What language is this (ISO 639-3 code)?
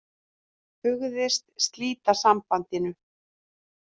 isl